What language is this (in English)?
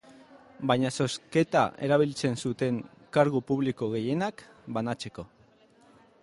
Basque